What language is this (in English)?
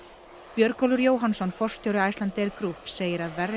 Icelandic